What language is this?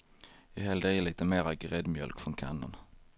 Swedish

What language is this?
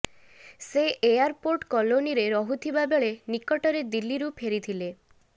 Odia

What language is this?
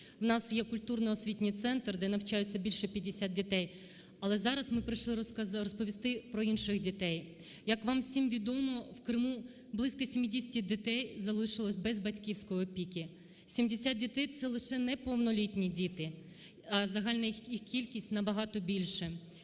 Ukrainian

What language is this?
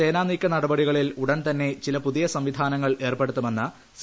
Malayalam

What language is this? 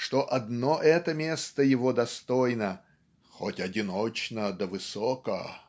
Russian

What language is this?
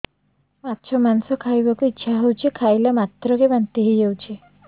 Odia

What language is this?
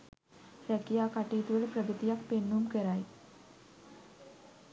Sinhala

